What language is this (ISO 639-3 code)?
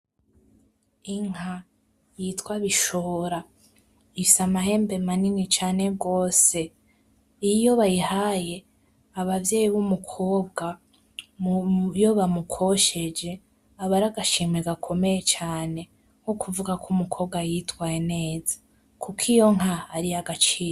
run